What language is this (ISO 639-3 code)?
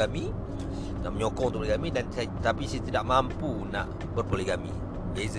msa